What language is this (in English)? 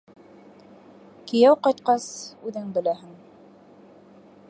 Bashkir